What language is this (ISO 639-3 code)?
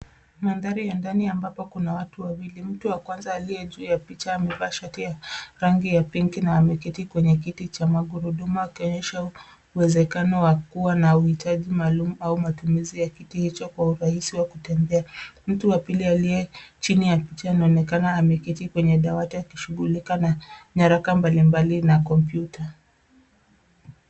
swa